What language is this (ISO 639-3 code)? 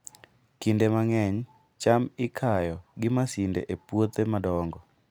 luo